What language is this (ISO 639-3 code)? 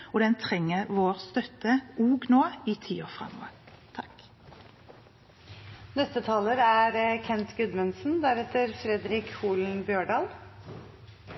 nob